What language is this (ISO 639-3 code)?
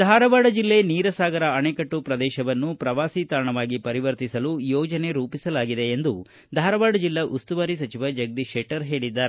kan